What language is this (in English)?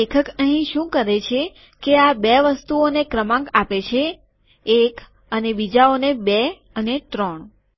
Gujarati